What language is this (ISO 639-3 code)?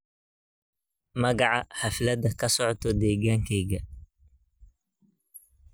som